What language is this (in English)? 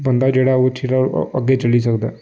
Dogri